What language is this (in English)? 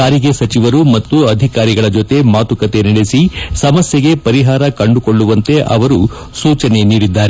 Kannada